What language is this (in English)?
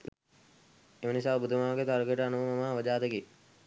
Sinhala